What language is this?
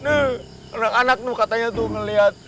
Indonesian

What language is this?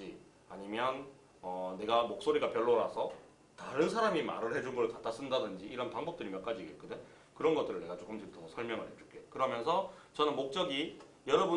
Korean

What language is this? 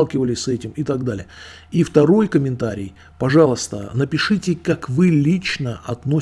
Russian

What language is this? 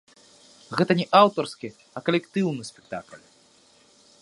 Belarusian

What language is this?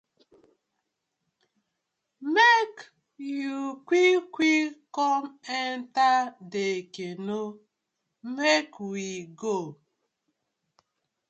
Nigerian Pidgin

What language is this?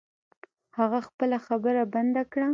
Pashto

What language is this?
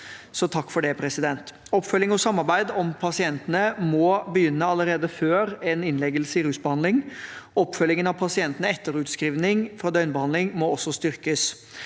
Norwegian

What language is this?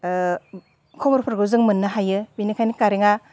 Bodo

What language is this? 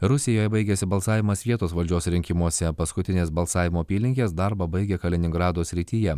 Lithuanian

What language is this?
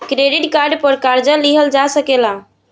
Bhojpuri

